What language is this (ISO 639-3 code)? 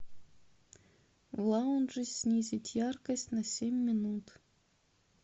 rus